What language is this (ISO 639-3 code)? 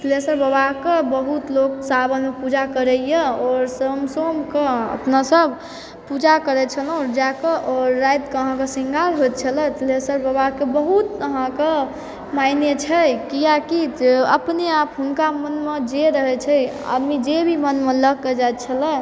mai